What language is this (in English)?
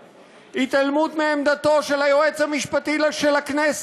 Hebrew